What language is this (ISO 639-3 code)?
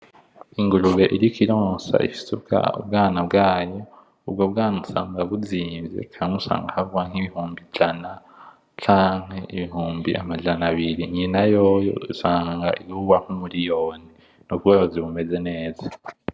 run